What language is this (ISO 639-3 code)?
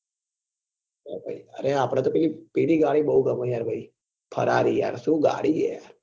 guj